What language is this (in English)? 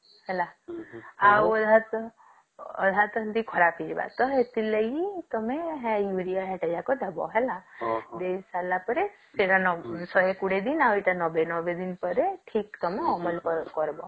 Odia